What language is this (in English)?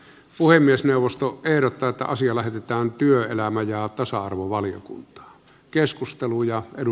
Finnish